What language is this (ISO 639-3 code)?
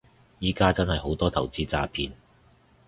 yue